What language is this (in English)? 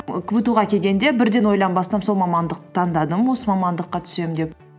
Kazakh